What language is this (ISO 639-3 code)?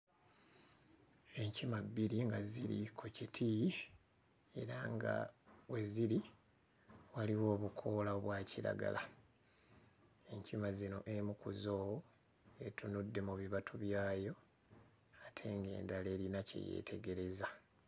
lug